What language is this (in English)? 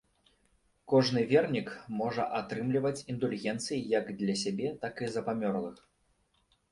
Belarusian